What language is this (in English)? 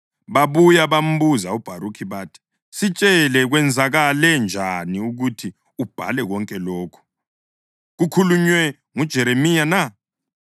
North Ndebele